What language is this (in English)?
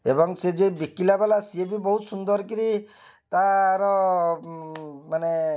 Odia